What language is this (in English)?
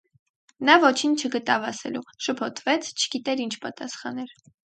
Armenian